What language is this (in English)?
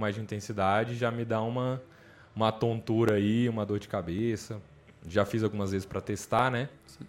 Portuguese